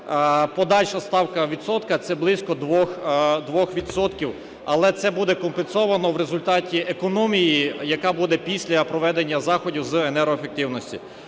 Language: Ukrainian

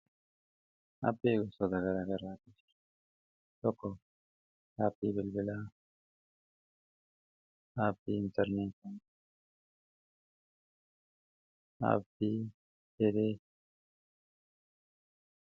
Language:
Oromo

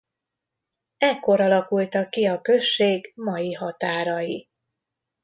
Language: Hungarian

